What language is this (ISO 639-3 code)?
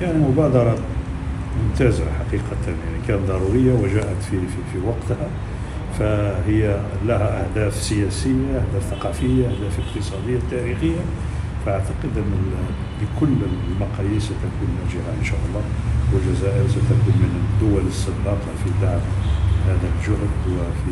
ara